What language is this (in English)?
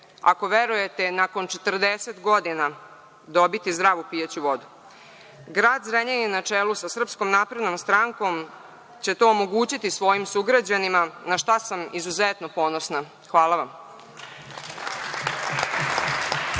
Serbian